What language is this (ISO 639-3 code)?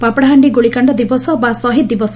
ori